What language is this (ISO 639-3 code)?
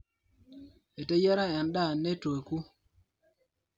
mas